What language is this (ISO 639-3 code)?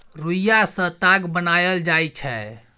mai